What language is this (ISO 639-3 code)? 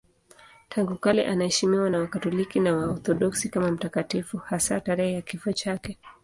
swa